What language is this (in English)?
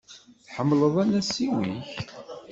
Kabyle